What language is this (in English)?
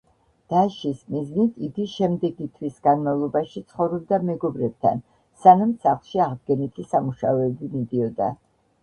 Georgian